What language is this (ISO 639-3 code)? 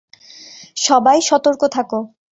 ben